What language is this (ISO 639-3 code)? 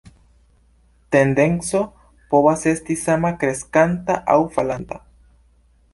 epo